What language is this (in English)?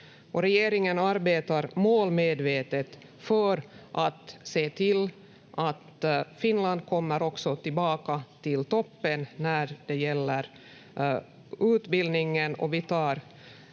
Finnish